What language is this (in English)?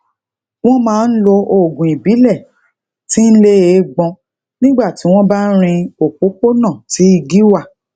Yoruba